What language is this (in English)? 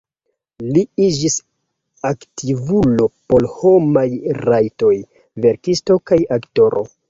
Esperanto